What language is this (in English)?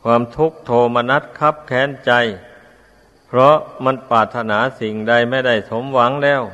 Thai